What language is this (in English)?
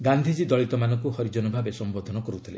Odia